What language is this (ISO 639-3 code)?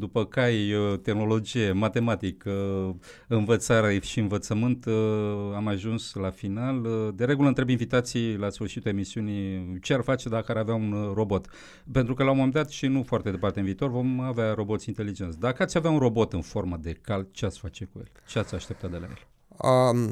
ron